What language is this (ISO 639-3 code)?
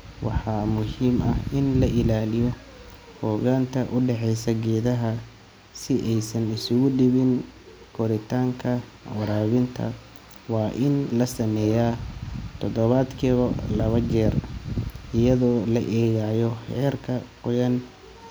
som